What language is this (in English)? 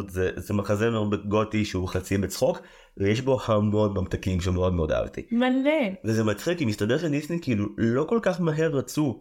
Hebrew